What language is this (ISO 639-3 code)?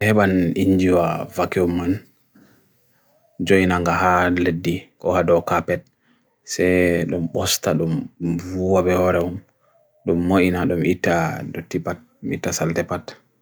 fui